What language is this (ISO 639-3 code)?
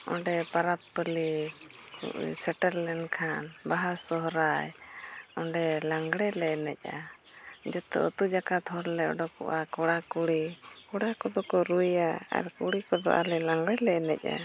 sat